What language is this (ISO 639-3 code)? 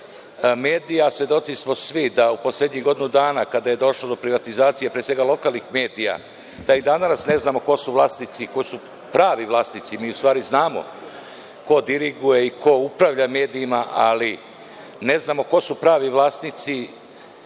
srp